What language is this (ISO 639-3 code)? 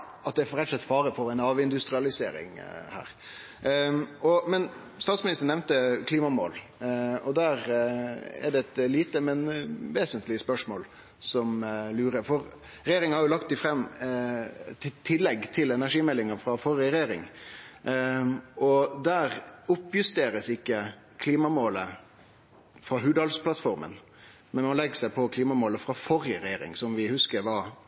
nno